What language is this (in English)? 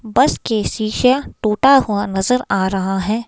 Hindi